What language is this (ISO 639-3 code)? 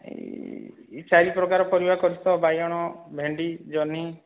ori